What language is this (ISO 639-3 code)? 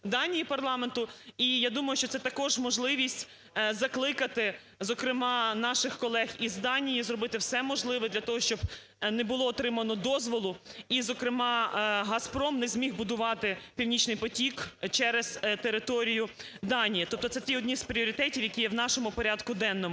ukr